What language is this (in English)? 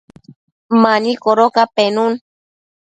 Matsés